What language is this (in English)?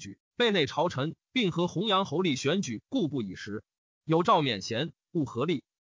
Chinese